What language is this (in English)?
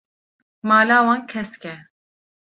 Kurdish